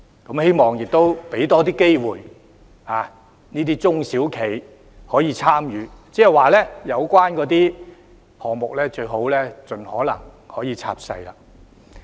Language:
Cantonese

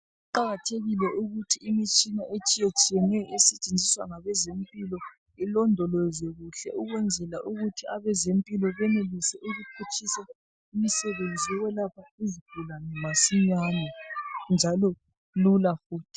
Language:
North Ndebele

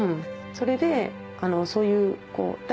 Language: Japanese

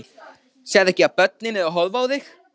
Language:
Icelandic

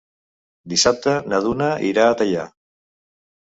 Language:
Catalan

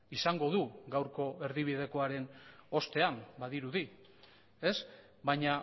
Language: Basque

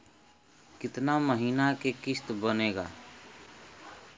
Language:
Bhojpuri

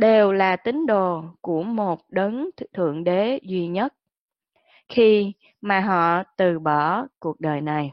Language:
Vietnamese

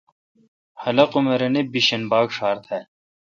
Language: Kalkoti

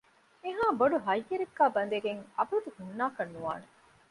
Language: Divehi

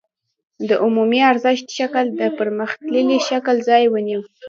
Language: Pashto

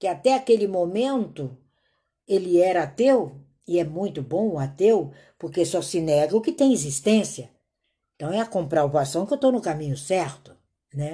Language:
Portuguese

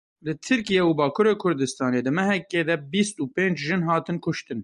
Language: Kurdish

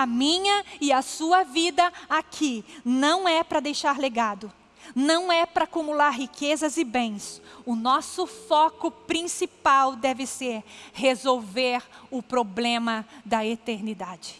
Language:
Portuguese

